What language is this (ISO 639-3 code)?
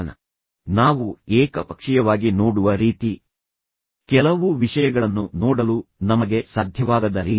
kan